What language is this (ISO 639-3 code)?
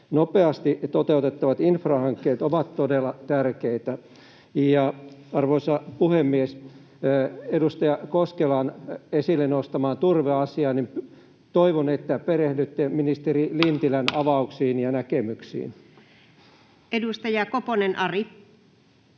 fin